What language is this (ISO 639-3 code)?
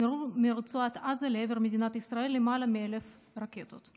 heb